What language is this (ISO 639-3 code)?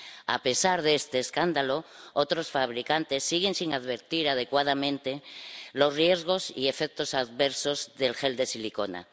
spa